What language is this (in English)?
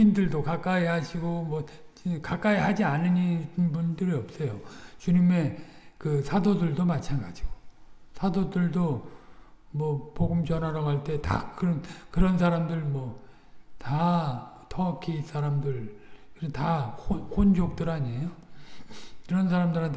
Korean